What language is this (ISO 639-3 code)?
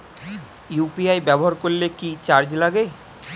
ben